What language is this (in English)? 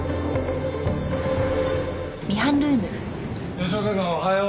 Japanese